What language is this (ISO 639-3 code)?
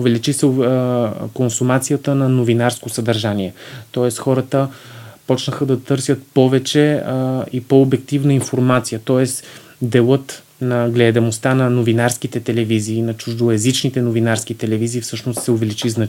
bul